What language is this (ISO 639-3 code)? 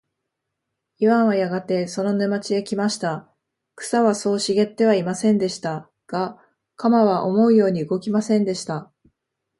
jpn